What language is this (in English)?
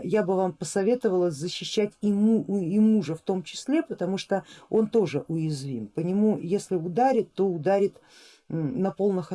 Russian